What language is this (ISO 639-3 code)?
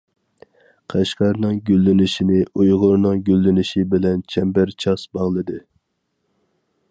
uig